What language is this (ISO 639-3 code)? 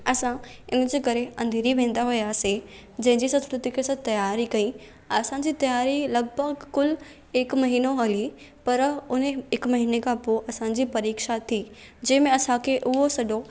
snd